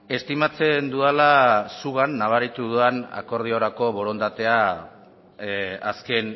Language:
Basque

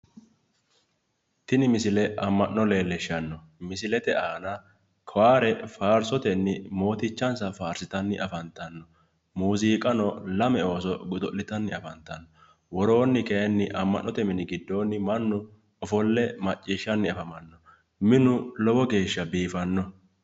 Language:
Sidamo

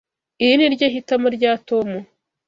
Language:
Kinyarwanda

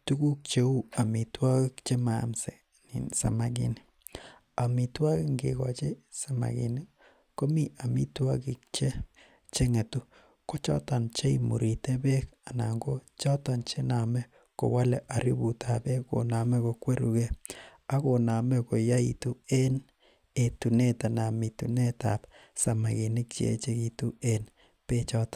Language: Kalenjin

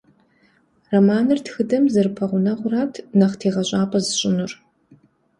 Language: Kabardian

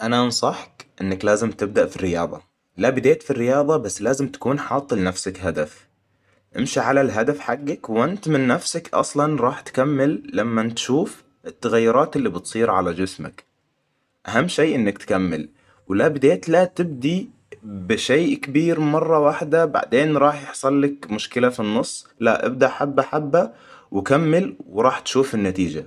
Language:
Hijazi Arabic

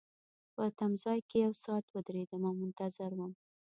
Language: Pashto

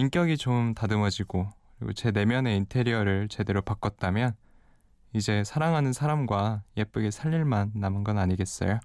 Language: Korean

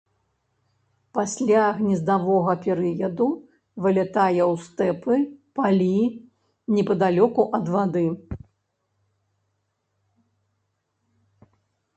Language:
Belarusian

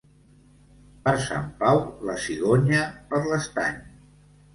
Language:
Catalan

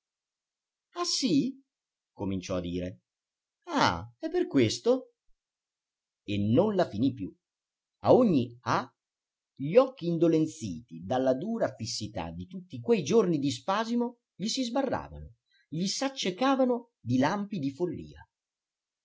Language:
Italian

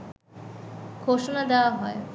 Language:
Bangla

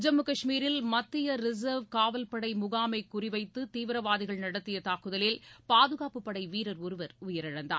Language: Tamil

